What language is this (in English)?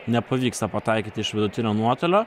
Lithuanian